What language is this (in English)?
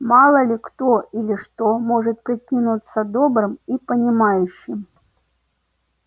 Russian